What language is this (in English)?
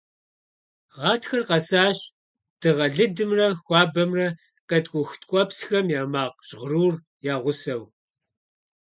Kabardian